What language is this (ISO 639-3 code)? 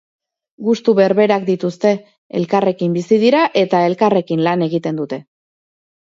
eus